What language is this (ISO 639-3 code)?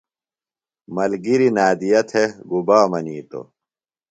phl